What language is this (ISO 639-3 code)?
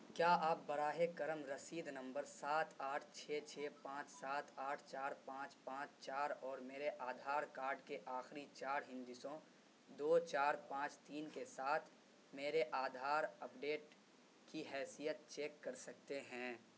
urd